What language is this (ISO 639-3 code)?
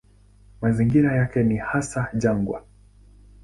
swa